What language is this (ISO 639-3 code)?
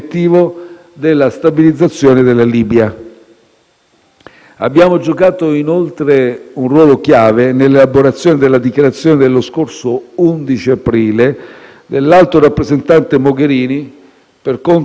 ita